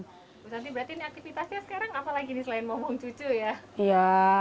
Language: Indonesian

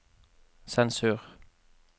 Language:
Norwegian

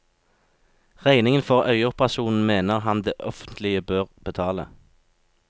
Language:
Norwegian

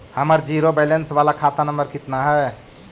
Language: Magahi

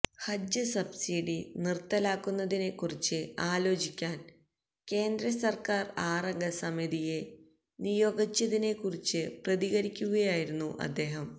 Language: Malayalam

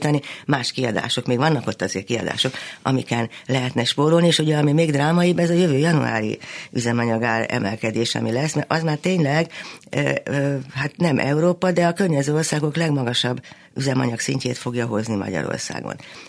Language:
Hungarian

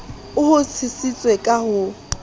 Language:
Southern Sotho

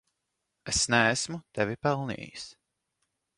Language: Latvian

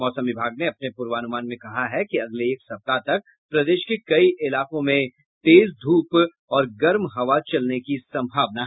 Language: Hindi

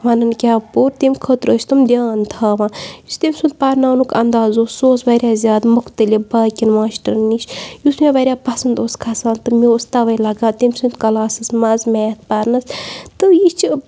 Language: Kashmiri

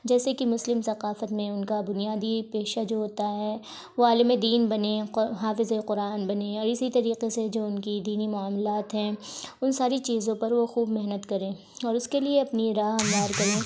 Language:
Urdu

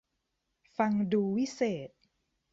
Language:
Thai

